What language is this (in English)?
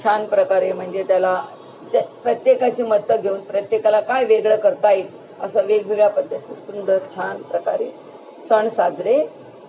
Marathi